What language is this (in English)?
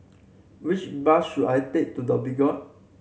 English